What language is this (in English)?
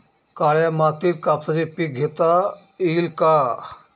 Marathi